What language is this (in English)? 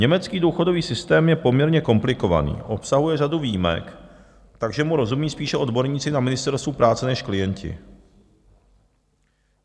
Czech